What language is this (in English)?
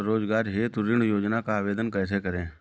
Hindi